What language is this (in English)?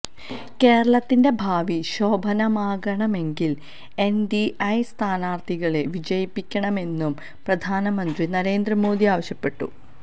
Malayalam